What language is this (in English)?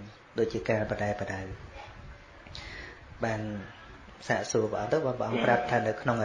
Vietnamese